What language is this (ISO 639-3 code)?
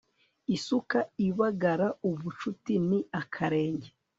kin